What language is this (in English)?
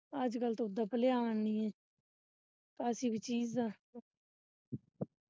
Punjabi